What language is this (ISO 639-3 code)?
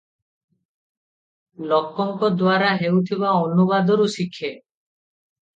ori